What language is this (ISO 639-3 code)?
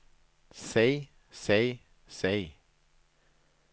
nor